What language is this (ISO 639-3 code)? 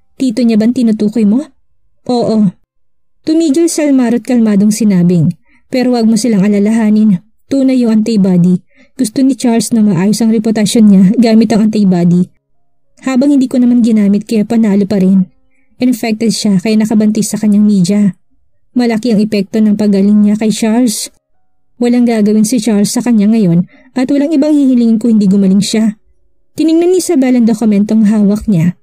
fil